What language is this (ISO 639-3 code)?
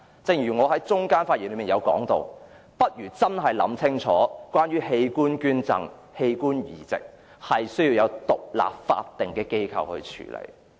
yue